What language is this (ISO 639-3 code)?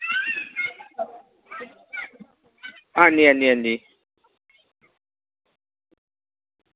doi